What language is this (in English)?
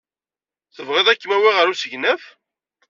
Kabyle